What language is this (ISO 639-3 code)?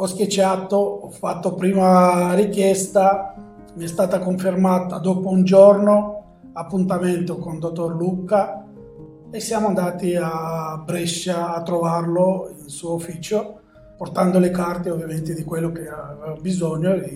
ita